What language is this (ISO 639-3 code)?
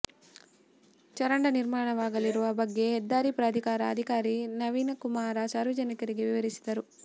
kan